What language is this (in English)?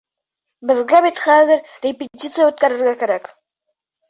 Bashkir